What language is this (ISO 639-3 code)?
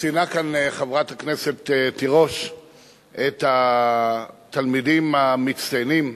heb